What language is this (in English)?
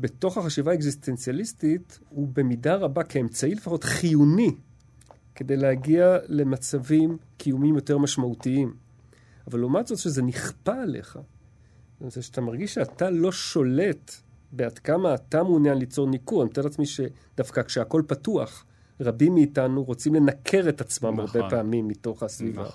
Hebrew